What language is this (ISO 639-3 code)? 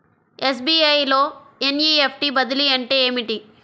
tel